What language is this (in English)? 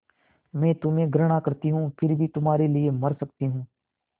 Hindi